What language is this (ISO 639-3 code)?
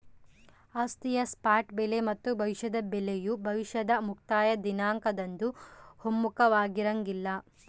kan